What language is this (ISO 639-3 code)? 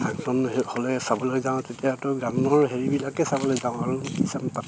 asm